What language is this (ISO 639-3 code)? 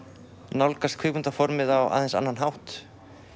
isl